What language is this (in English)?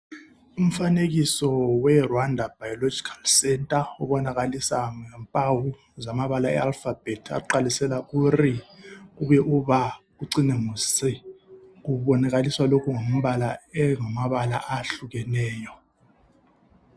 North Ndebele